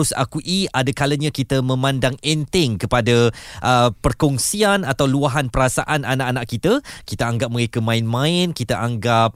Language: Malay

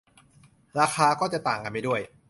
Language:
Thai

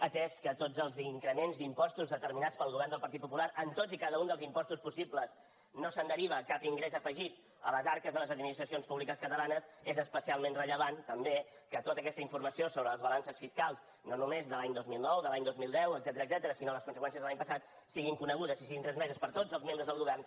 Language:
Catalan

